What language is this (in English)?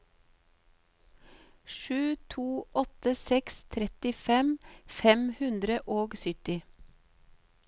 Norwegian